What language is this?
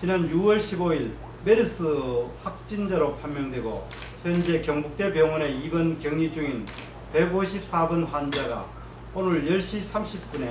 Korean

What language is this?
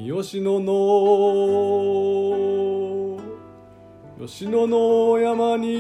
Japanese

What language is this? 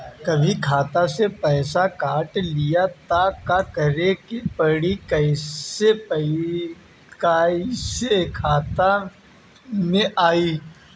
Bhojpuri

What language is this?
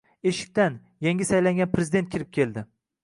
Uzbek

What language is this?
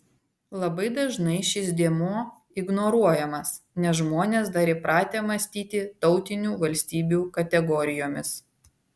Lithuanian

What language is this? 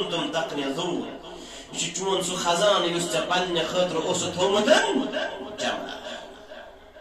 Arabic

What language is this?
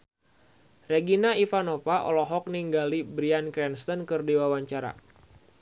Sundanese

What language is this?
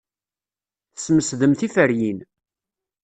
Kabyle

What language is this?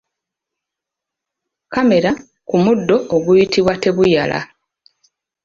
Ganda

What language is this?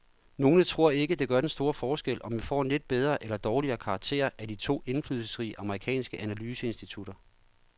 Danish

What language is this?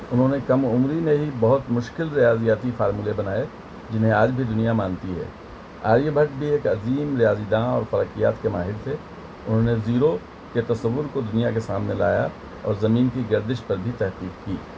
Urdu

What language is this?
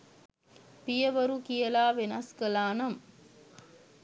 Sinhala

